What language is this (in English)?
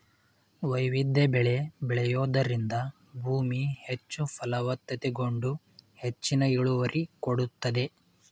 Kannada